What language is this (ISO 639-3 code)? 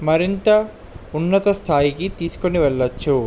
tel